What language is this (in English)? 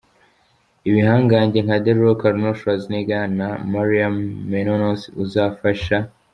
Kinyarwanda